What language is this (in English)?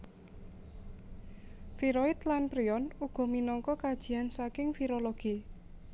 Javanese